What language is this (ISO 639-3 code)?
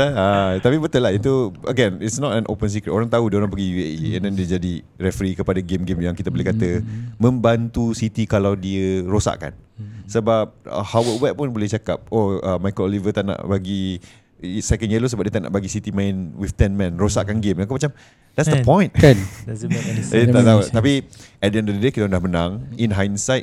msa